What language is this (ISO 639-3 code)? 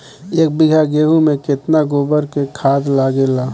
bho